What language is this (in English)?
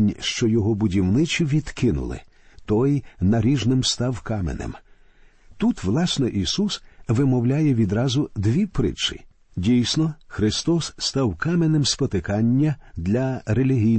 Ukrainian